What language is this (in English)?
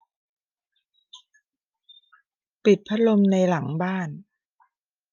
Thai